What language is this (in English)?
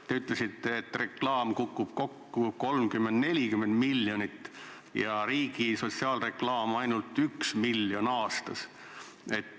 Estonian